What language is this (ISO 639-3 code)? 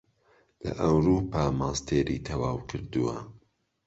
ckb